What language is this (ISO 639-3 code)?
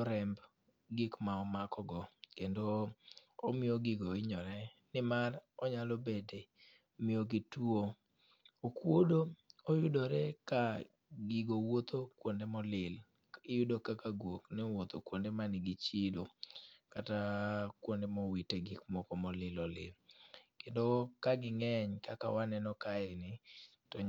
luo